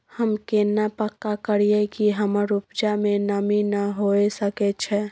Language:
Maithili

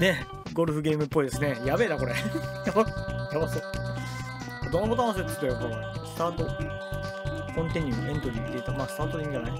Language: Japanese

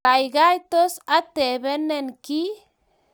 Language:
Kalenjin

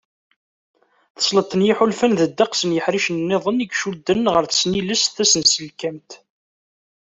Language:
Kabyle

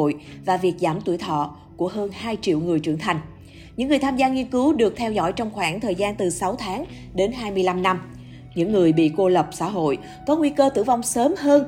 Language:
Vietnamese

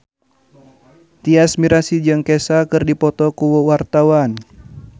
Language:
Sundanese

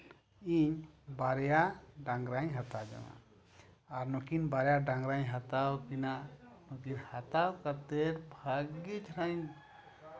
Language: Santali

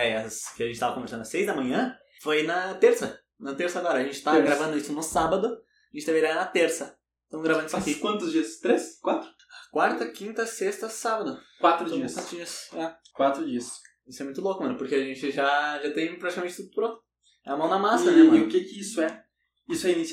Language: Portuguese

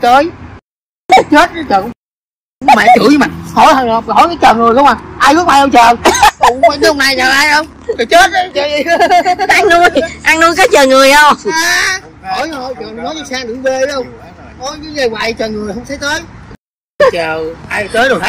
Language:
Vietnamese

